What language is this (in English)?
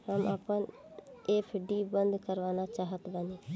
Bhojpuri